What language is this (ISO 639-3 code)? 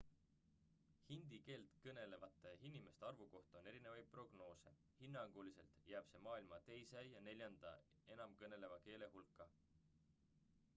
est